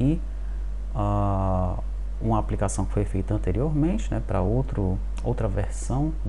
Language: Portuguese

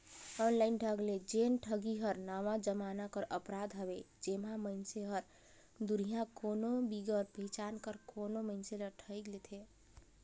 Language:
Chhattisgarhi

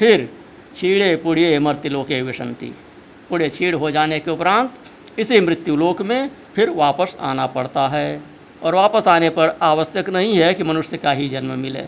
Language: Hindi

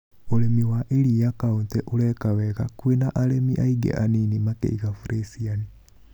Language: Kikuyu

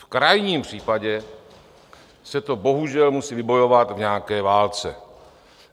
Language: Czech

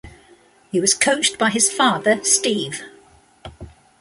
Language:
English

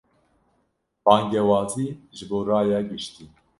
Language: Kurdish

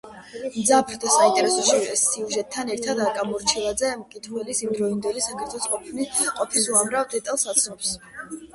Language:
Georgian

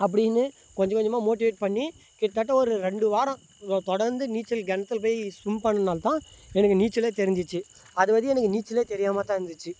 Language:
Tamil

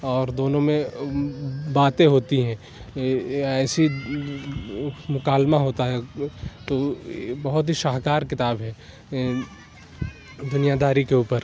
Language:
Urdu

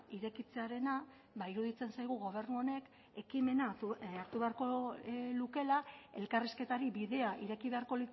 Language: Basque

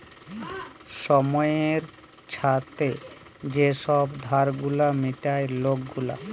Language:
Bangla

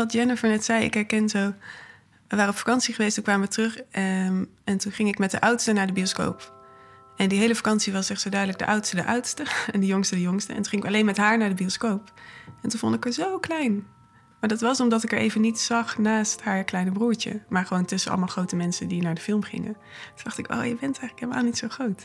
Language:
Dutch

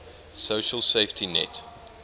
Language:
English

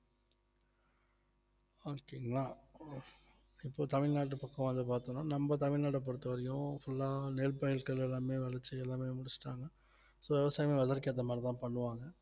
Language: Tamil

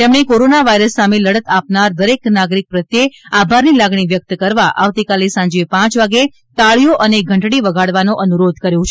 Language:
Gujarati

